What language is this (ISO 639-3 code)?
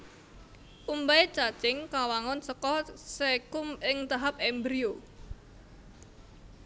jav